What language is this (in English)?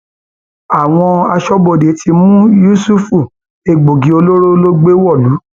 Yoruba